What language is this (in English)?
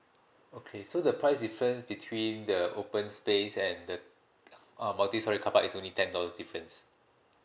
English